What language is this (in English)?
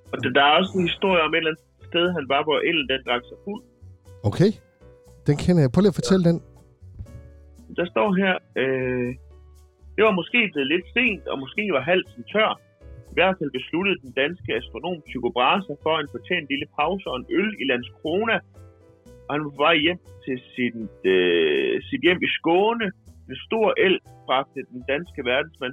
Danish